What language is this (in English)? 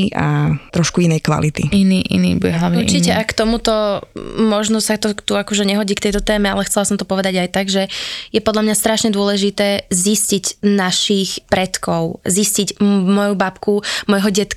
Slovak